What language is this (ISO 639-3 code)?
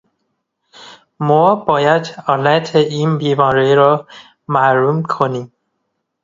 fas